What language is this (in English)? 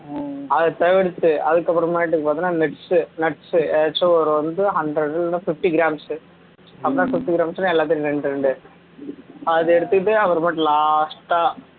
Tamil